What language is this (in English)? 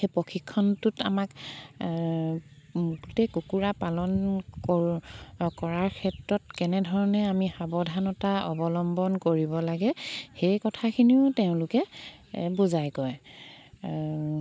Assamese